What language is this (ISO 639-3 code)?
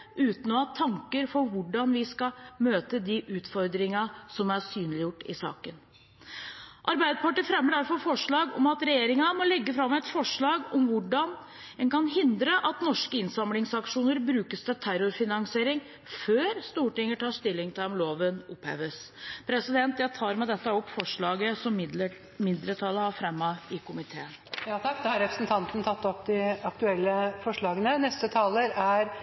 nor